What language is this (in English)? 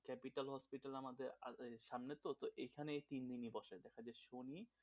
Bangla